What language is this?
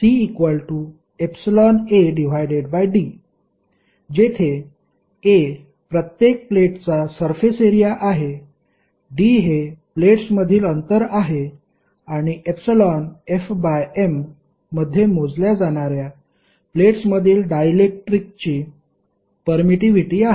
Marathi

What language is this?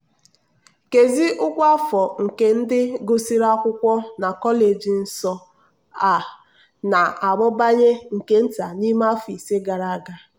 Igbo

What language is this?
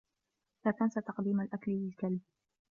Arabic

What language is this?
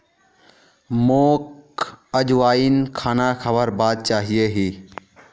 Magahi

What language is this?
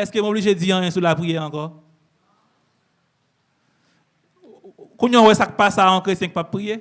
French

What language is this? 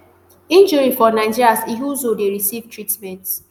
Nigerian Pidgin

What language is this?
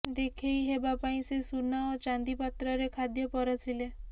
Odia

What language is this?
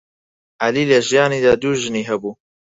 Central Kurdish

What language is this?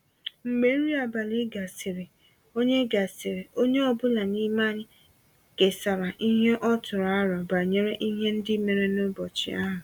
Igbo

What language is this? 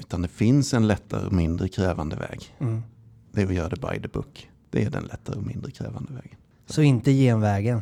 Swedish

